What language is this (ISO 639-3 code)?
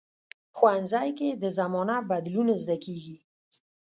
pus